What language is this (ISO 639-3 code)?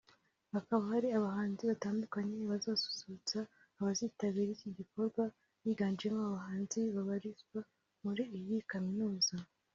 kin